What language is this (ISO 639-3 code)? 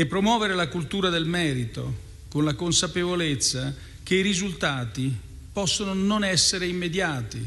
ita